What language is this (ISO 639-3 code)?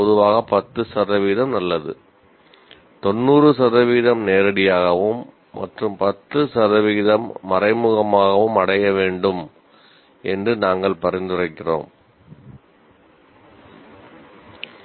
tam